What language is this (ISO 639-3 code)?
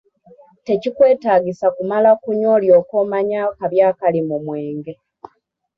lug